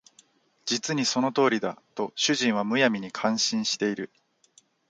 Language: Japanese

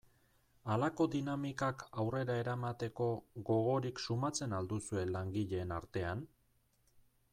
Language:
Basque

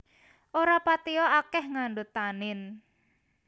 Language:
Javanese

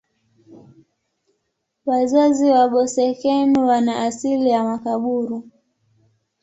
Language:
Swahili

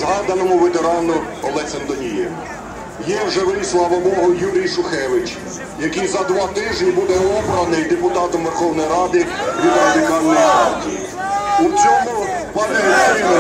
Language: Ukrainian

